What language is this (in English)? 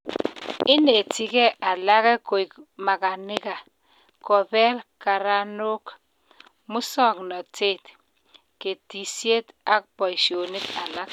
Kalenjin